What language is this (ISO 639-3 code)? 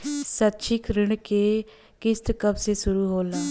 bho